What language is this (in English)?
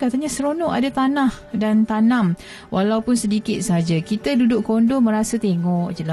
Malay